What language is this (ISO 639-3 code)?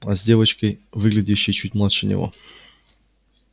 rus